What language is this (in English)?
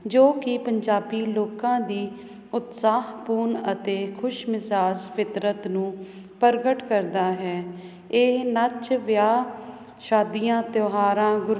Punjabi